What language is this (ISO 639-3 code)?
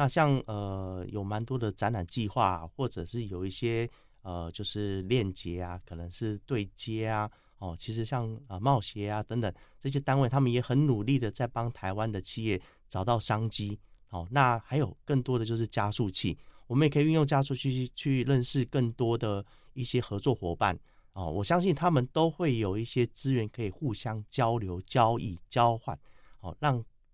zho